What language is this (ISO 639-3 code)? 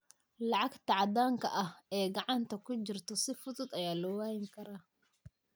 som